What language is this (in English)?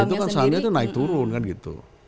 Indonesian